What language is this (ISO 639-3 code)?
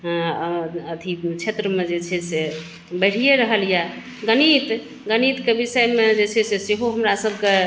mai